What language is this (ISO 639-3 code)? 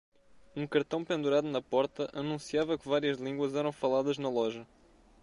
por